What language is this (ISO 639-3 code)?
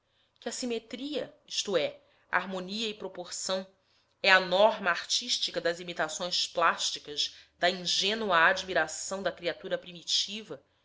por